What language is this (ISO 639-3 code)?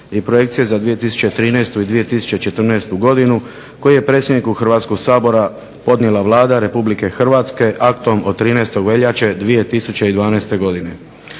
hrv